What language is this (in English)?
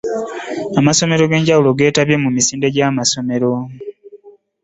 Ganda